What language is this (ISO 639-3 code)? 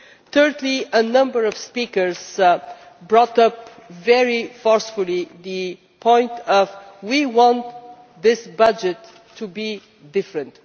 eng